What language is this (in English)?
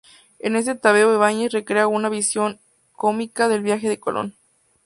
Spanish